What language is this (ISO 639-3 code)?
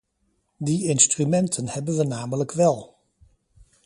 nld